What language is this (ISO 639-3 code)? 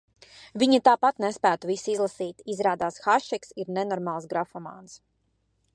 lav